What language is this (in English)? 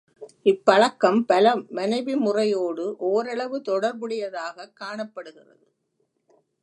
Tamil